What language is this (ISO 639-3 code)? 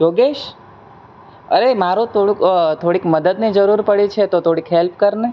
guj